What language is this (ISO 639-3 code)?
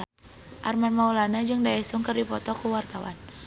sun